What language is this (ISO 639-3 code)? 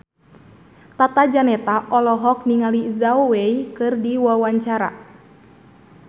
sun